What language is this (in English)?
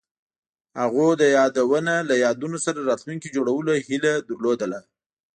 Pashto